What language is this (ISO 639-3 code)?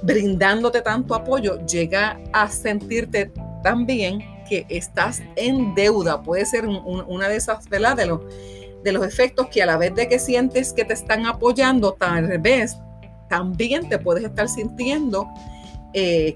spa